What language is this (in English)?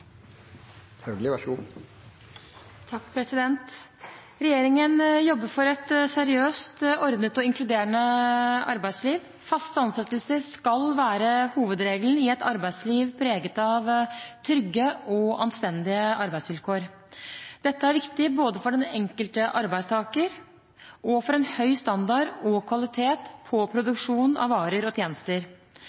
Norwegian Bokmål